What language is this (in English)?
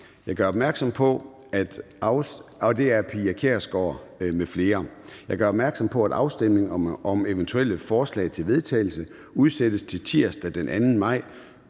Danish